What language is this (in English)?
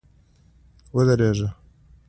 Pashto